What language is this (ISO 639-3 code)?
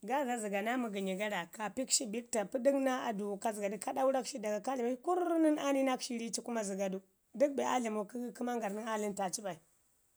ngi